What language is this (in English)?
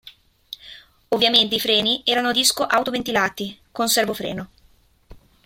Italian